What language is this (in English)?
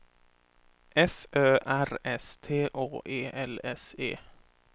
Swedish